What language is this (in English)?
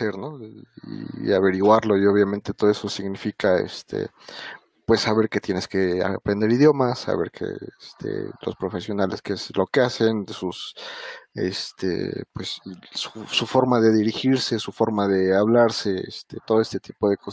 Spanish